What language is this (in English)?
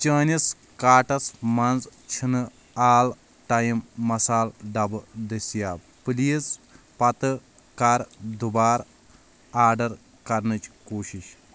Kashmiri